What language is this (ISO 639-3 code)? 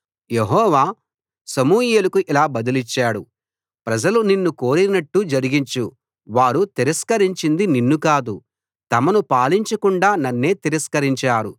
tel